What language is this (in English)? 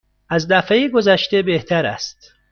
Persian